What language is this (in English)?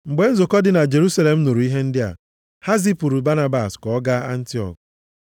Igbo